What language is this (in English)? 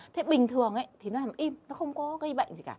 Vietnamese